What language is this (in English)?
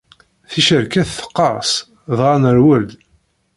Kabyle